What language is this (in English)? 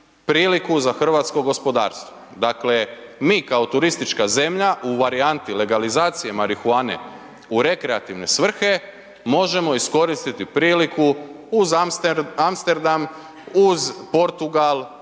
Croatian